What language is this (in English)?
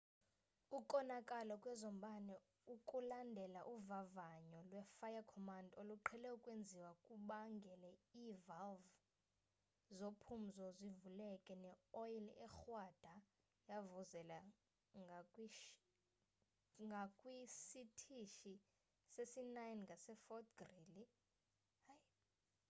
Xhosa